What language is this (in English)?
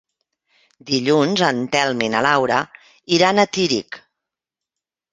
Catalan